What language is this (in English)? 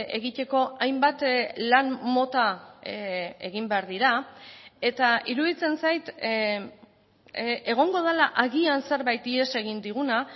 Basque